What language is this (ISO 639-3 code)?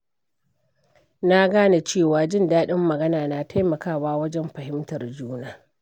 hau